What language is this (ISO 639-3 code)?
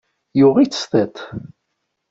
kab